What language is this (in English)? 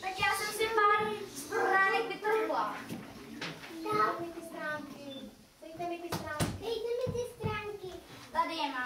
Czech